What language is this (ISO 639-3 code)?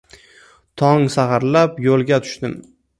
uzb